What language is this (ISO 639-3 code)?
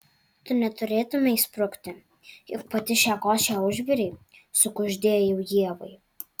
lit